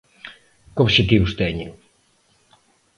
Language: Galician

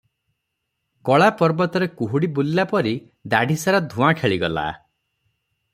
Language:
Odia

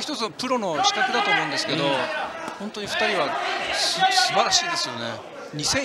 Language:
Japanese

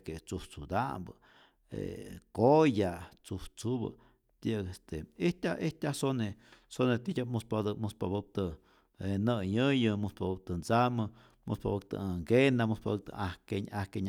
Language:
Rayón Zoque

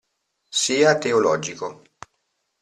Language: Italian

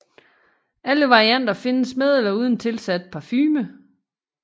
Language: Danish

